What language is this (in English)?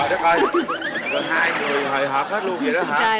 Vietnamese